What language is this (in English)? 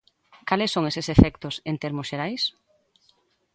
Galician